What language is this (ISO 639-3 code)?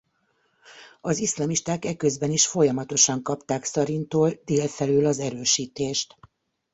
hun